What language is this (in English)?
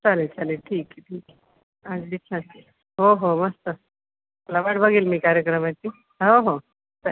Marathi